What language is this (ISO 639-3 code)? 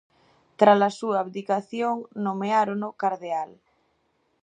glg